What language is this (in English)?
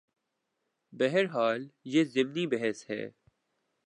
Urdu